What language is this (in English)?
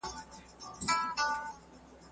Pashto